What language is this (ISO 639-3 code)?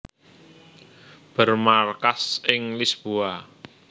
jav